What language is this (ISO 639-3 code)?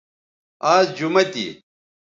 btv